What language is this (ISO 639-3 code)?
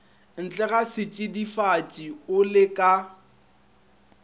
nso